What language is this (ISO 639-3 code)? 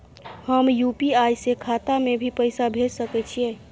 mai